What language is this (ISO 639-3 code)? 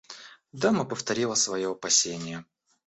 rus